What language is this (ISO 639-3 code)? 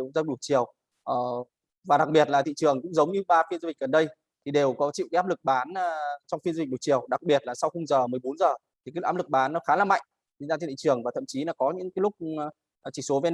vie